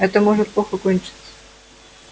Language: Russian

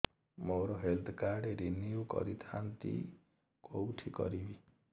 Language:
Odia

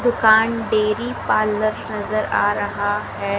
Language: Hindi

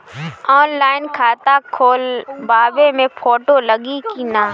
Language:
Bhojpuri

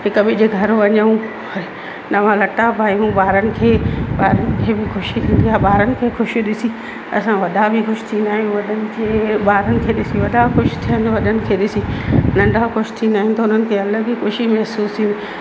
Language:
Sindhi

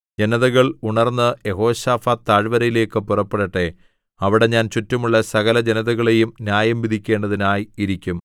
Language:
Malayalam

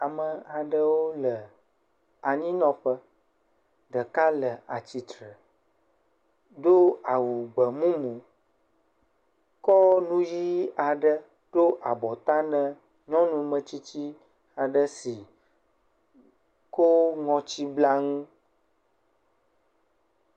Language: Ewe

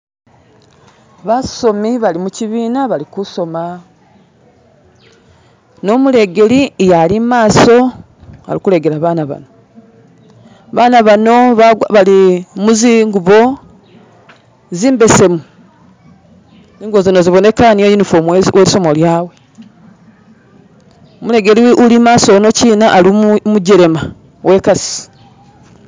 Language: Masaaba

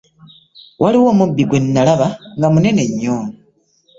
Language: Ganda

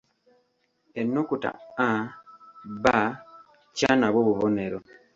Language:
Ganda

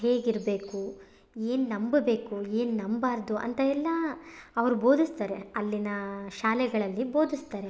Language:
Kannada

